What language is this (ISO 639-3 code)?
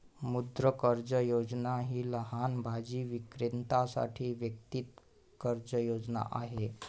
mar